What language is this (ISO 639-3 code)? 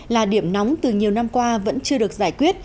vie